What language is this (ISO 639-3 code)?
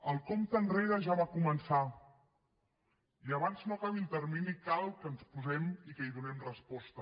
cat